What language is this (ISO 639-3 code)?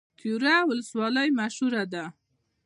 pus